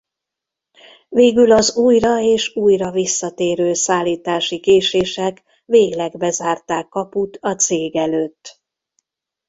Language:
Hungarian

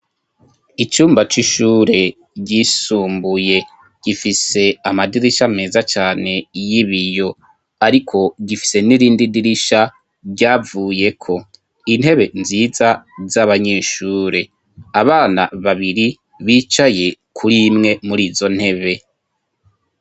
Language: Rundi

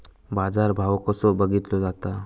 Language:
Marathi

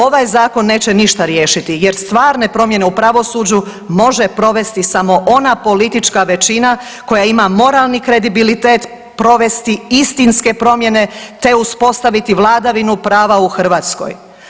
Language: Croatian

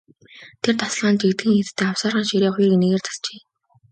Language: Mongolian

